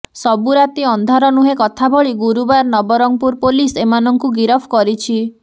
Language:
Odia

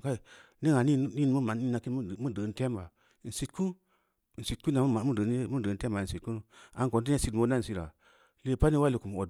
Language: Samba Leko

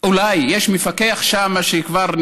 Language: Hebrew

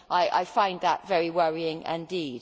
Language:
English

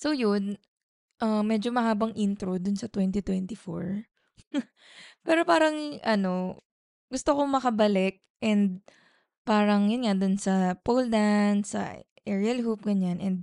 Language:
Filipino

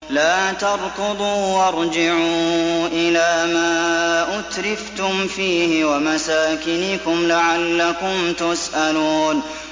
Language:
Arabic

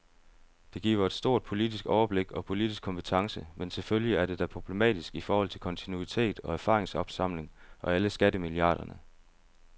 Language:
Danish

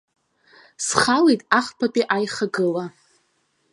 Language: Abkhazian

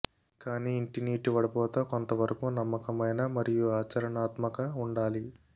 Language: Telugu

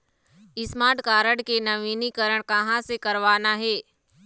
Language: Chhattisgarhi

